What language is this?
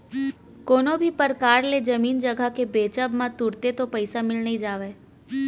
Chhattisgarhi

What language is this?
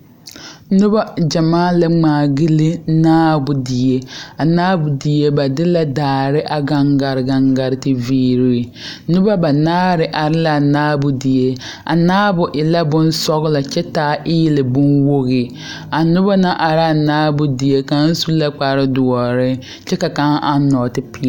Southern Dagaare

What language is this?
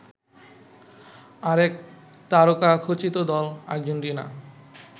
Bangla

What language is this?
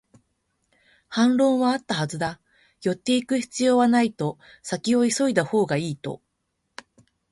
Japanese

